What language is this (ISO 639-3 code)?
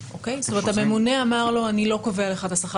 heb